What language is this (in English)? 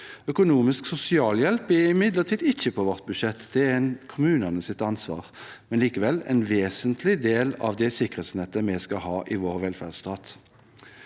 Norwegian